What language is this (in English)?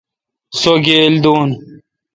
Kalkoti